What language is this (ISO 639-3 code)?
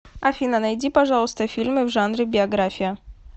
rus